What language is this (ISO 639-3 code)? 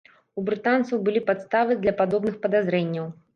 bel